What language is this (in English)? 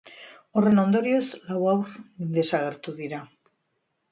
Basque